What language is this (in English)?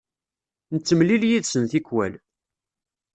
Kabyle